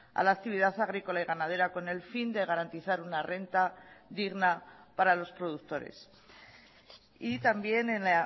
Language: Spanish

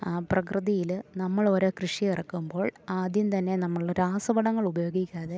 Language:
Malayalam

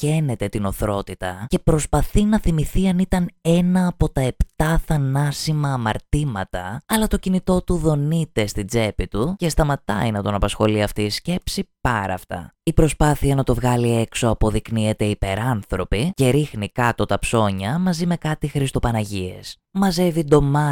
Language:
Greek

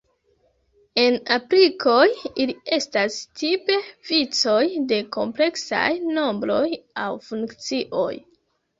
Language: Esperanto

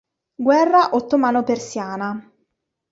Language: Italian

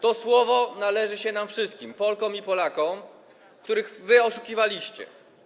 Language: Polish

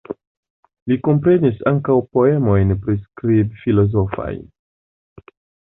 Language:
Esperanto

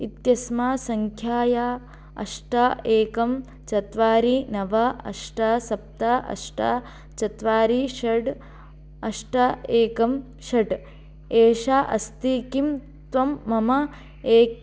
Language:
Sanskrit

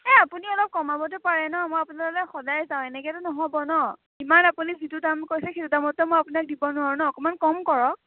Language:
Assamese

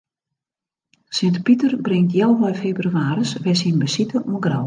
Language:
Western Frisian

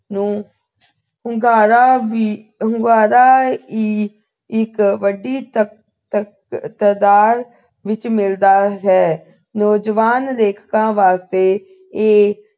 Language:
Punjabi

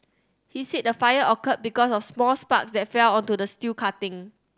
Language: English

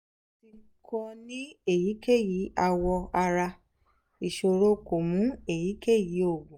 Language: Yoruba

